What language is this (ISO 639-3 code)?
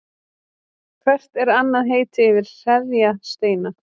isl